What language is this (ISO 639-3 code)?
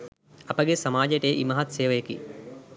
sin